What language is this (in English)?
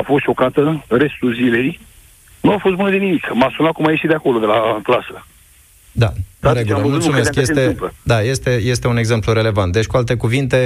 Romanian